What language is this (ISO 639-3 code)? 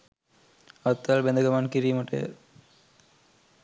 sin